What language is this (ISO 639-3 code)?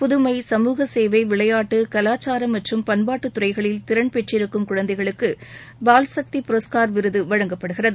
tam